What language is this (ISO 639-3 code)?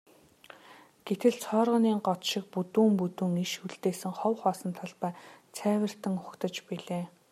mon